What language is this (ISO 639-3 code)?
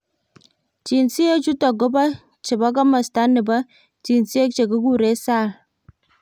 kln